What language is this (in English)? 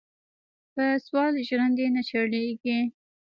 Pashto